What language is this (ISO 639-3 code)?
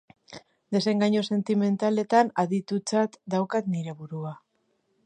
eus